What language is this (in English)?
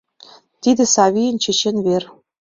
Mari